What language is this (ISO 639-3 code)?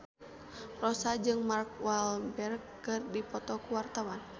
sun